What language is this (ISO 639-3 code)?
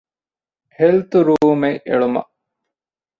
div